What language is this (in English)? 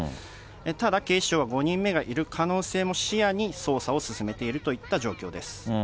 Japanese